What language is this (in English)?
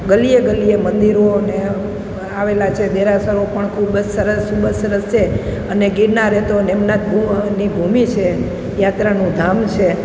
Gujarati